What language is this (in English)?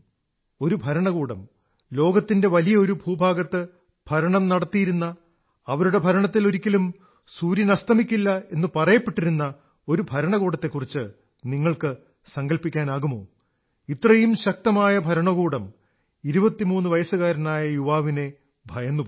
Malayalam